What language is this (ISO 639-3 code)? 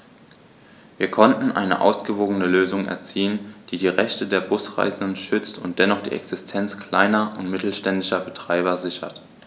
deu